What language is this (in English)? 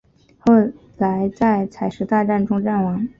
Chinese